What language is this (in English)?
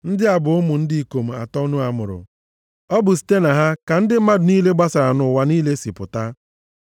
Igbo